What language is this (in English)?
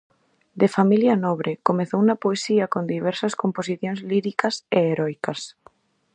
Galician